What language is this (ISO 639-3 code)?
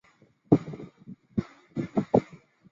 zho